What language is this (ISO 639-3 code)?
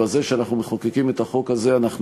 heb